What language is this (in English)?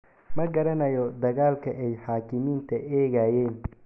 Somali